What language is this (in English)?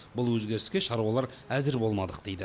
Kazakh